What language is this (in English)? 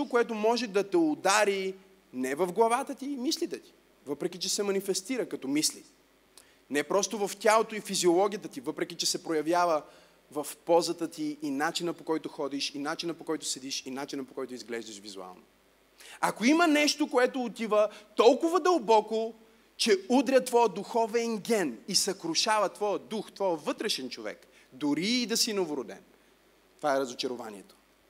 Bulgarian